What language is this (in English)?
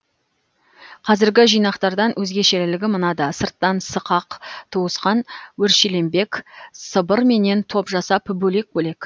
Kazakh